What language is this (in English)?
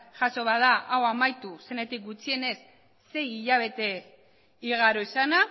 Basque